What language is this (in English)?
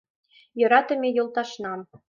Mari